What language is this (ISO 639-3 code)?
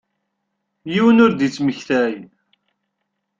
kab